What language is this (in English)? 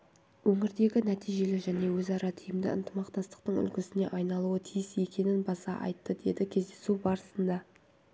Kazakh